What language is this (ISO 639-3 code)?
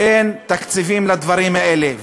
heb